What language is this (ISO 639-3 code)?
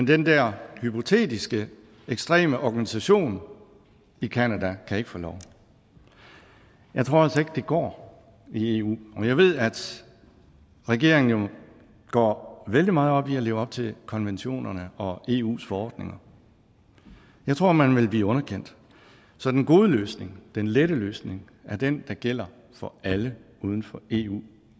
dan